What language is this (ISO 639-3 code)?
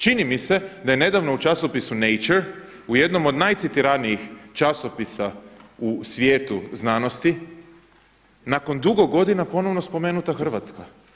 hrv